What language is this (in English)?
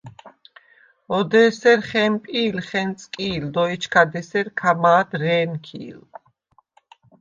Svan